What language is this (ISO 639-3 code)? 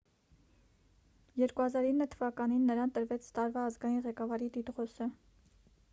hye